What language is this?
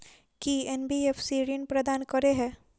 Maithili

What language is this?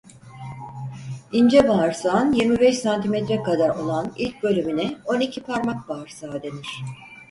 Turkish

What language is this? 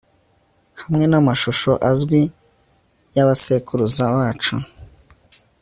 Kinyarwanda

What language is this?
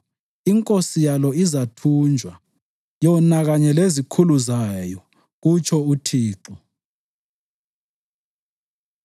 North Ndebele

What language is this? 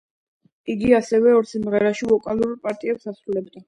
Georgian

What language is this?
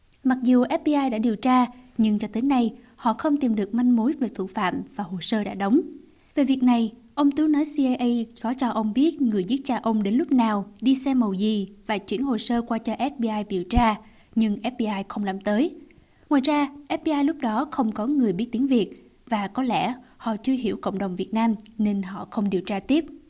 Vietnamese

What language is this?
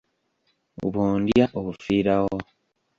Ganda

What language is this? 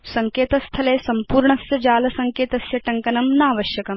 Sanskrit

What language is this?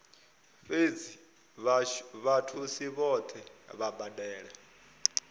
Venda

